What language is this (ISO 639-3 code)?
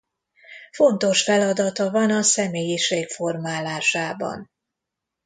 hun